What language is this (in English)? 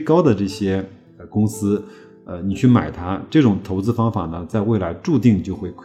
Chinese